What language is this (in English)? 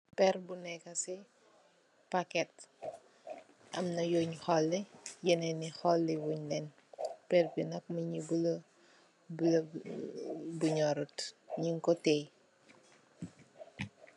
Wolof